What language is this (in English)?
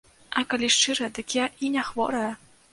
Belarusian